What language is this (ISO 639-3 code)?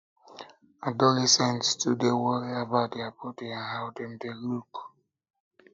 pcm